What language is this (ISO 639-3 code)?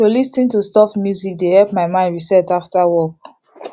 pcm